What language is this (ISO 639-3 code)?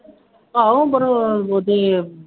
pan